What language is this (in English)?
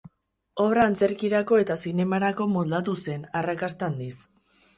Basque